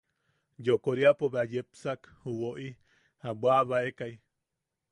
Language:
Yaqui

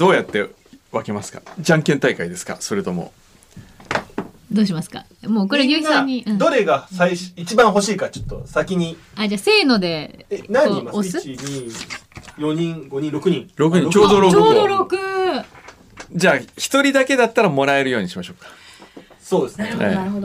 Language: Japanese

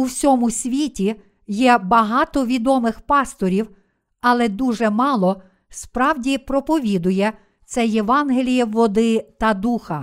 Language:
Ukrainian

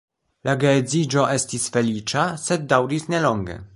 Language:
Esperanto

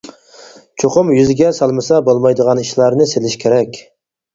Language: Uyghur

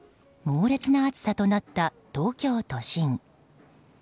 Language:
Japanese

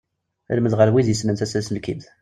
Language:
Kabyle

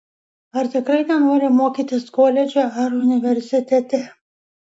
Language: Lithuanian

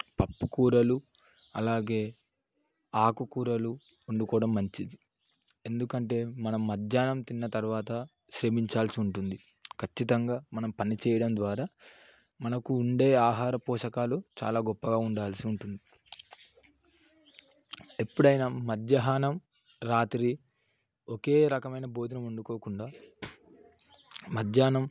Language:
Telugu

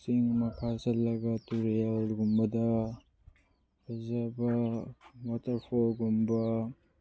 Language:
Manipuri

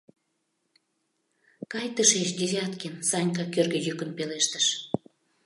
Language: Mari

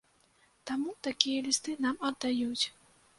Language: Belarusian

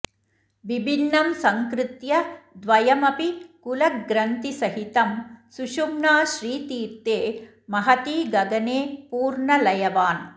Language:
Sanskrit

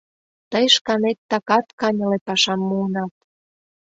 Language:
Mari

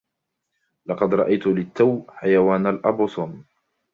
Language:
Arabic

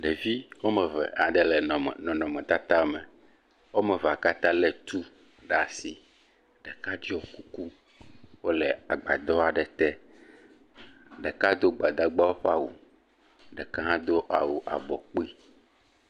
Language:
Ewe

